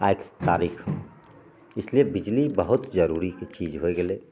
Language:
Maithili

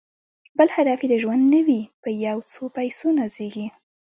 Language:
Pashto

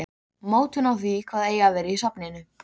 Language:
Icelandic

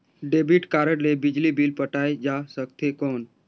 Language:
Chhattisgarhi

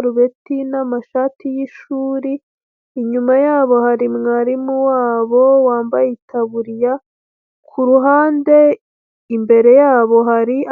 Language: Kinyarwanda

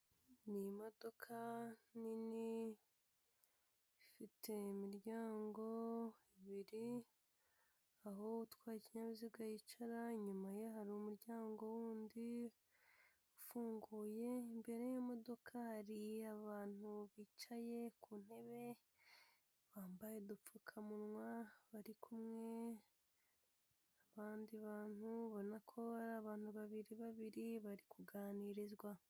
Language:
Kinyarwanda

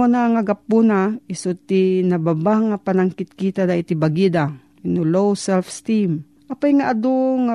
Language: Filipino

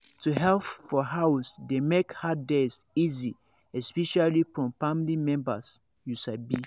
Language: Nigerian Pidgin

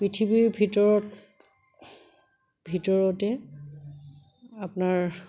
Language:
Assamese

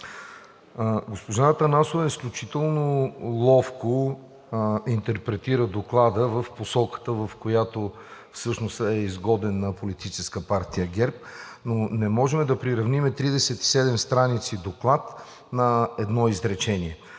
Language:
Bulgarian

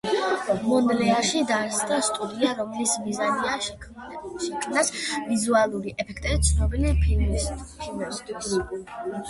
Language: Georgian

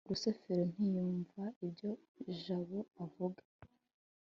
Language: Kinyarwanda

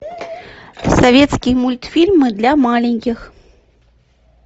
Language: Russian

